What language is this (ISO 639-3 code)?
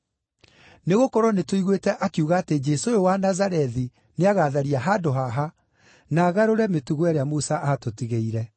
kik